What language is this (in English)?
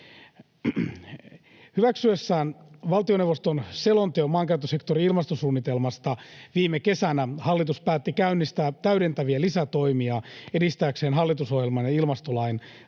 Finnish